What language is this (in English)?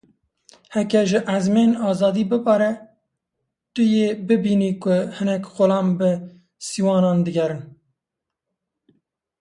Kurdish